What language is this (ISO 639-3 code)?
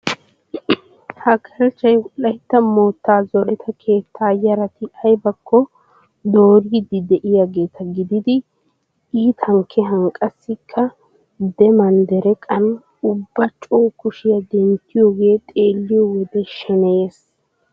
wal